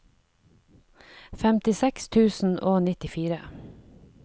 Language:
Norwegian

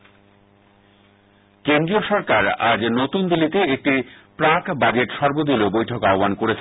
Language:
Bangla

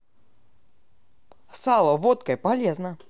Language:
Russian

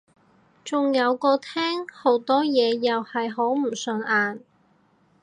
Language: Cantonese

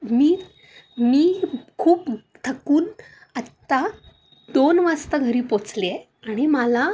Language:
Marathi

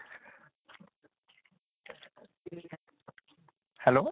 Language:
Assamese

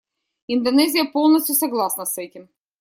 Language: Russian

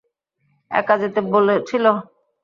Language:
Bangla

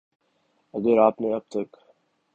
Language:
Urdu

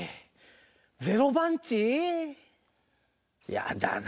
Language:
Japanese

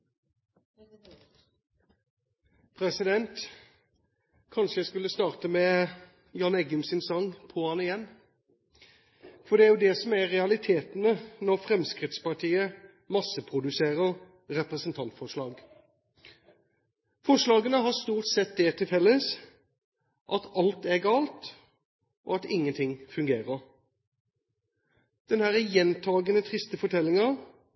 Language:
Norwegian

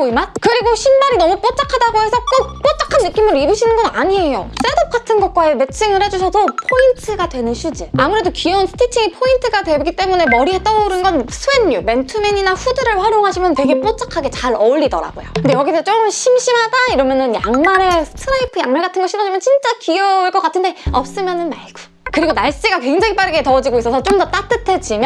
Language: Korean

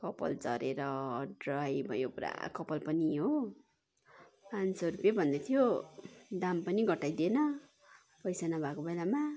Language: Nepali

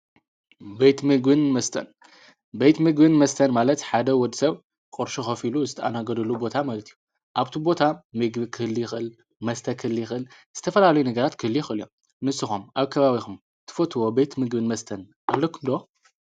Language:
Tigrinya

